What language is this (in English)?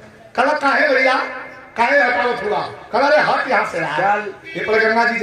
Arabic